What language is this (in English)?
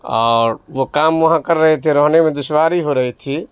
Urdu